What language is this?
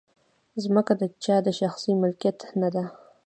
Pashto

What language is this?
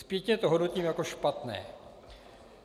Czech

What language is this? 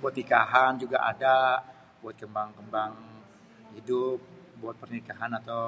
Betawi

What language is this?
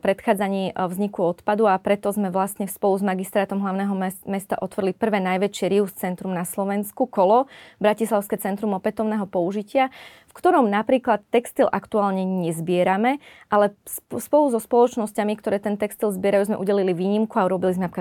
Slovak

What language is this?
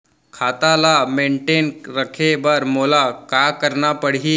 Chhattisgarhi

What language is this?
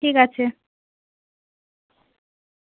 Bangla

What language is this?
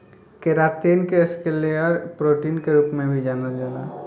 Bhojpuri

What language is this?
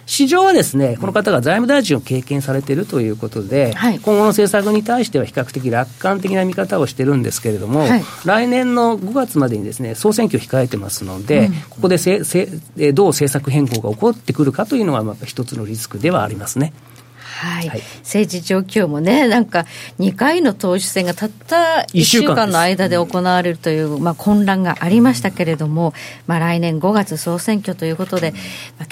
Japanese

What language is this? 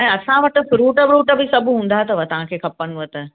Sindhi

